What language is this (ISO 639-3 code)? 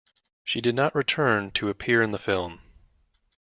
eng